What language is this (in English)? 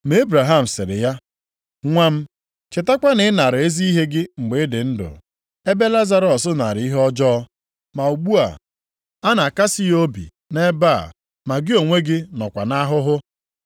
Igbo